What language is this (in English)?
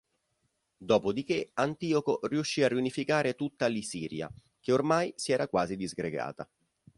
Italian